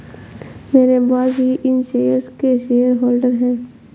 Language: Hindi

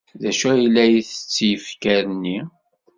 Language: Kabyle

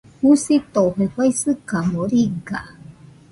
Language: Nüpode Huitoto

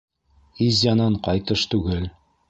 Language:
Bashkir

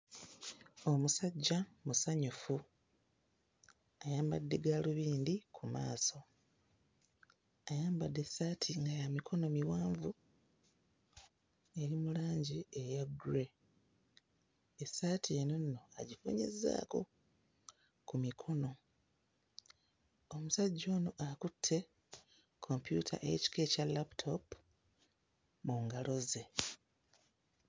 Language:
Ganda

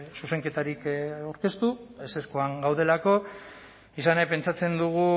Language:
Basque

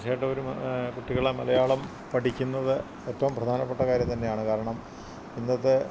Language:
Malayalam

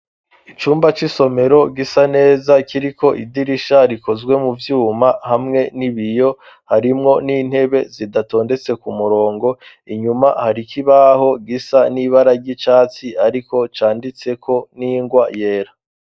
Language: Rundi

